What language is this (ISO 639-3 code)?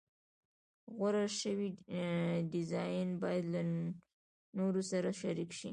pus